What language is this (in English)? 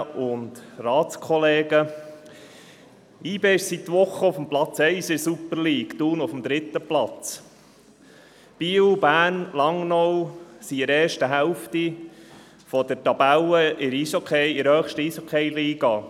Swiss German